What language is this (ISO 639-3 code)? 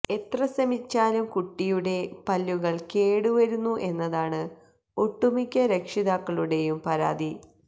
mal